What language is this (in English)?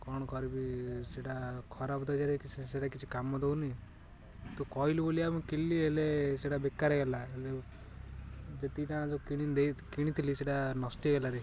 Odia